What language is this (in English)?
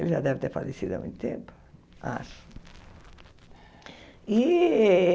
Portuguese